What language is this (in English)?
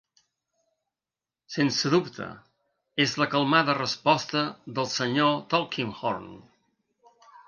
Catalan